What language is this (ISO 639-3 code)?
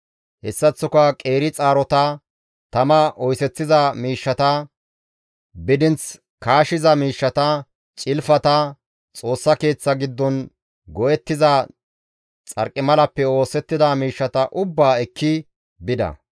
gmv